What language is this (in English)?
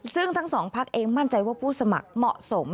Thai